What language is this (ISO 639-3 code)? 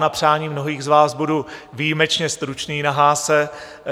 ces